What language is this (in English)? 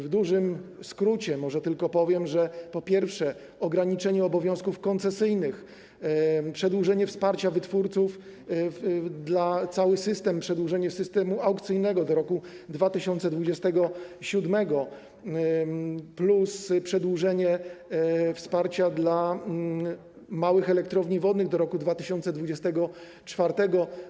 Polish